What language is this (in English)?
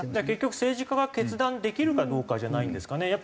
Japanese